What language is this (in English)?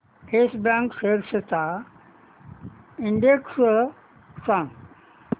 Marathi